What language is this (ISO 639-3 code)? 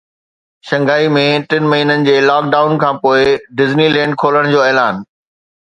snd